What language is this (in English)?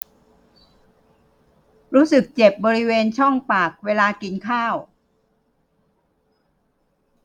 Thai